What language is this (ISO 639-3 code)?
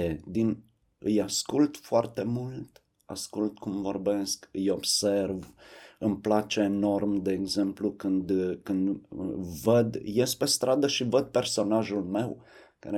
ron